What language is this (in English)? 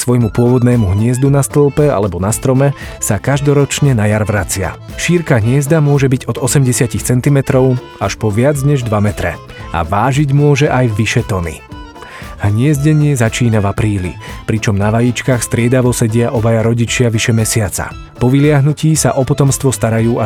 Slovak